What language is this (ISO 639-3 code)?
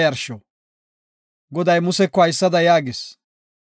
gof